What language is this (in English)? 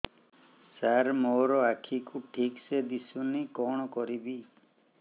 Odia